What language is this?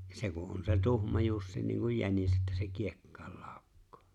Finnish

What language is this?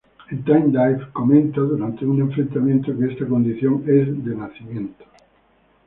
Spanish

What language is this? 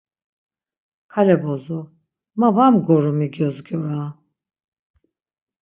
Laz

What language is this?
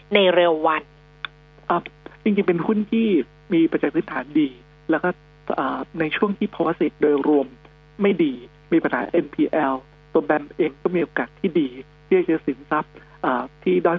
Thai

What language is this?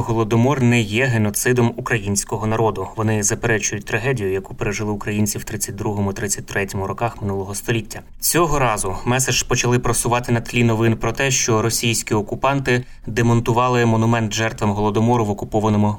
Ukrainian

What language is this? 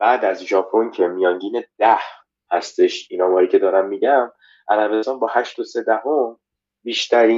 Persian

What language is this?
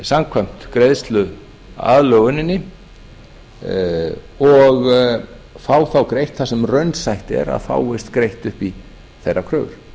Icelandic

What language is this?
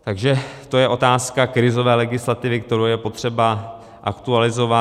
Czech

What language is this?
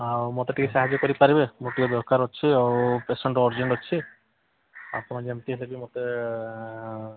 Odia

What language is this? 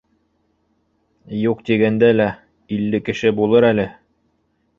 Bashkir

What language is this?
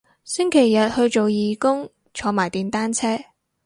Cantonese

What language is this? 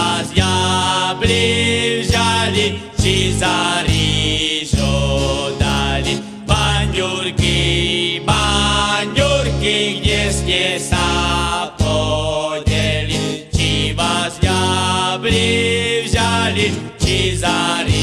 Slovak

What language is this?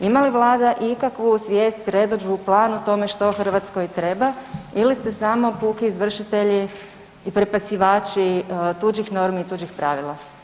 Croatian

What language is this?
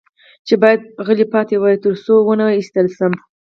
Pashto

